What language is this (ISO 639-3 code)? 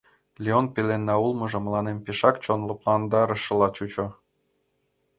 chm